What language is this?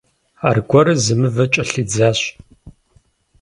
Kabardian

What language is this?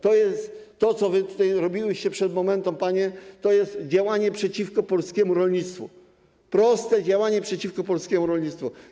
Polish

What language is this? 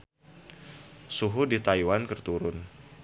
Sundanese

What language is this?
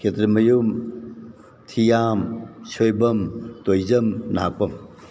Manipuri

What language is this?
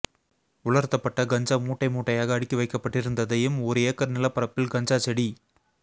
Tamil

